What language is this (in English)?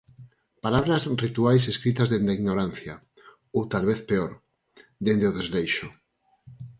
Galician